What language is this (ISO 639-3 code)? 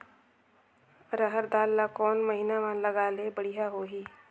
hne